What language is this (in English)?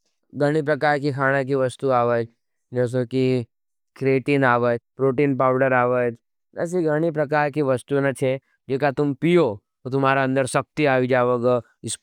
Nimadi